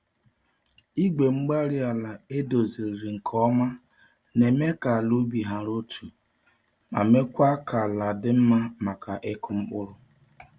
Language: Igbo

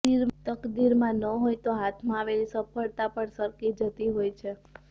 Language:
Gujarati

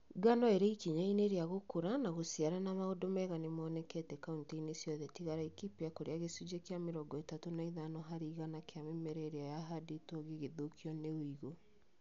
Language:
Kikuyu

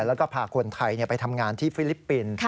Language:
Thai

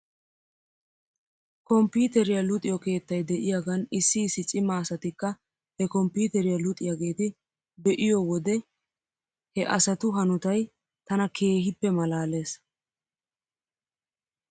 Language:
Wolaytta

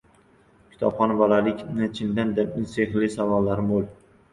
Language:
Uzbek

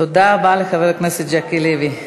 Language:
Hebrew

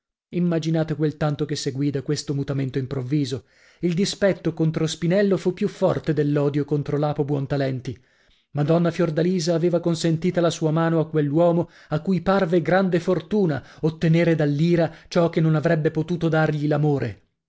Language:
Italian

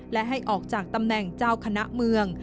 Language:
Thai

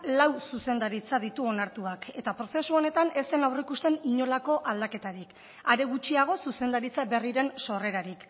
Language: Basque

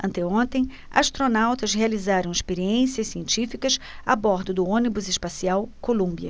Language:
Portuguese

